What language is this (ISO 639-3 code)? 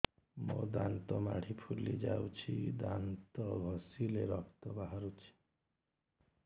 ori